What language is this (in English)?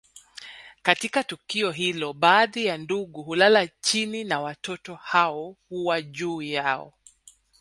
Swahili